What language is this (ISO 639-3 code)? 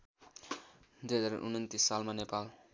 nep